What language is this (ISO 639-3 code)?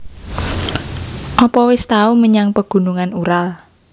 jav